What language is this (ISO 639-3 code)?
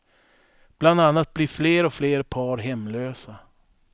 swe